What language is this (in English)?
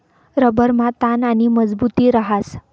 Marathi